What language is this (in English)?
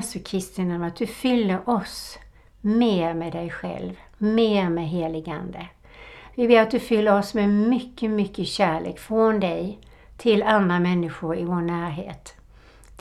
Swedish